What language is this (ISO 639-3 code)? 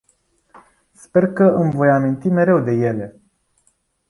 ron